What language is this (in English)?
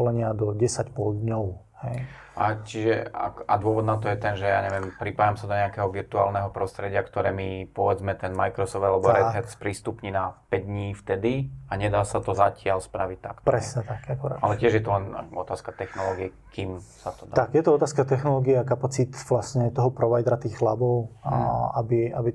Slovak